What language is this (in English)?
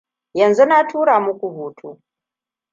Hausa